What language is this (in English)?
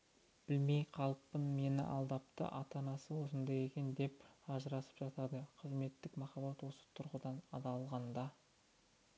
Kazakh